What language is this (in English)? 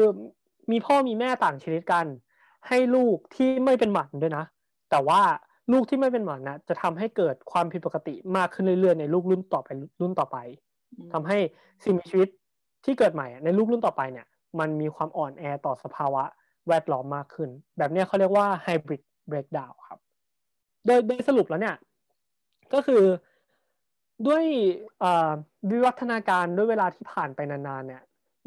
Thai